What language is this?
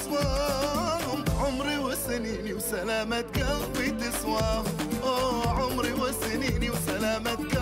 Arabic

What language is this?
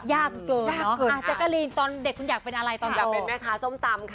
Thai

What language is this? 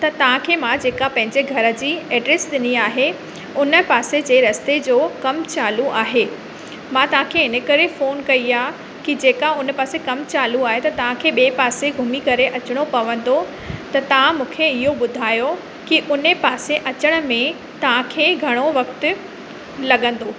Sindhi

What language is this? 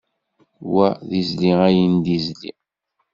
Kabyle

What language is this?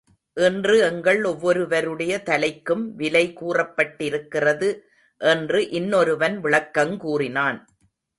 Tamil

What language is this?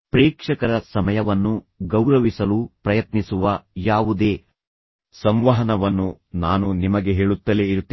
Kannada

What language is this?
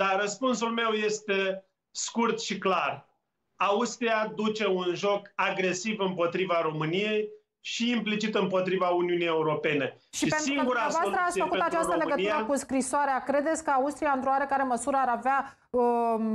Romanian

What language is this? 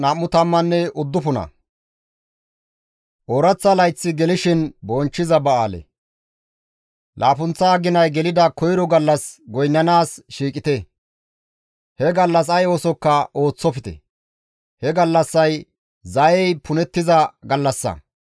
Gamo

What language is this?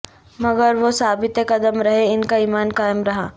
Urdu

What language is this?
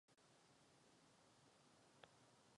Czech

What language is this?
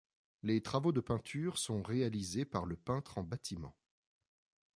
French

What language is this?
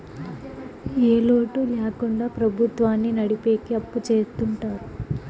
Telugu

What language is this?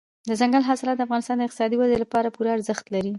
Pashto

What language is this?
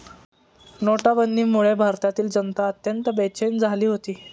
Marathi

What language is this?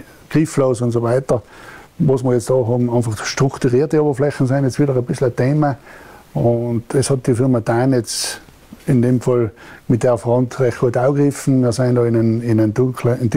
German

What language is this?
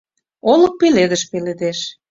Mari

